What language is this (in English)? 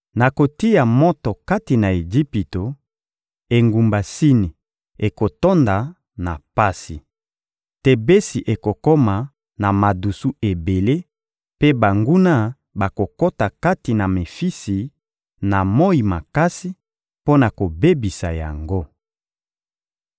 Lingala